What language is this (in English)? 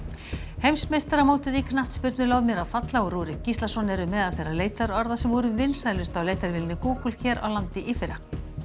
Icelandic